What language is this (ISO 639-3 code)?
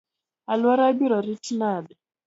luo